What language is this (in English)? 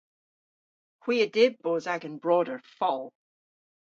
Cornish